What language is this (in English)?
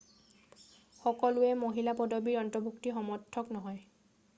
Assamese